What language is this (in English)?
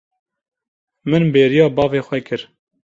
Kurdish